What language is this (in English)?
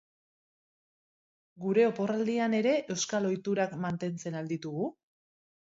Basque